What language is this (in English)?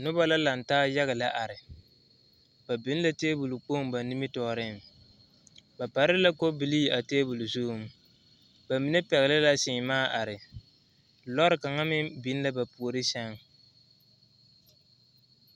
Southern Dagaare